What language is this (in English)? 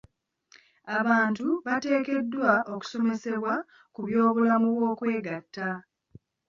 Ganda